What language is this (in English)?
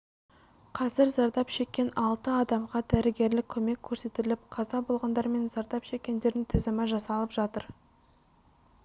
Kazakh